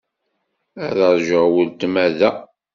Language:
Kabyle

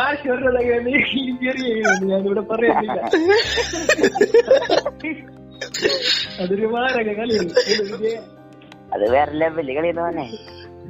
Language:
Malayalam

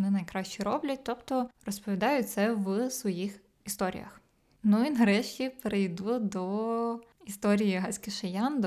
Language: Ukrainian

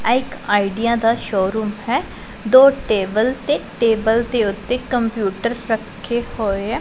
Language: Punjabi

